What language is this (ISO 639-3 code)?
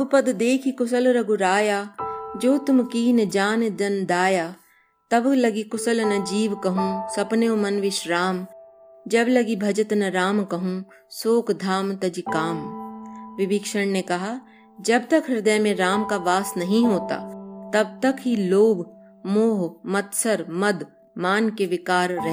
hin